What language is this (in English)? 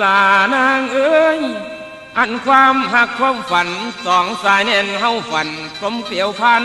Thai